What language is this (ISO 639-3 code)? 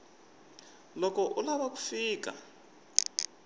tso